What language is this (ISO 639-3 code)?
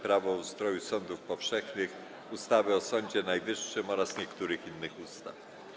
pol